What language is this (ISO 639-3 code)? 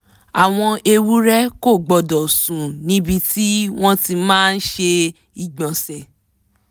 yor